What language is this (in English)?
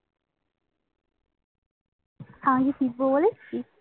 Bangla